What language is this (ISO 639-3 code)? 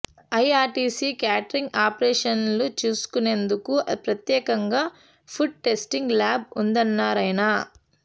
tel